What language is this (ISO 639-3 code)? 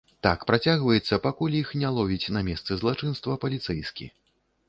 bel